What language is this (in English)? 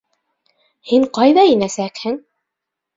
Bashkir